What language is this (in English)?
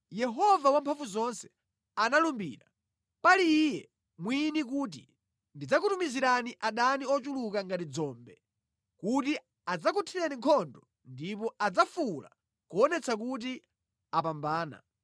Nyanja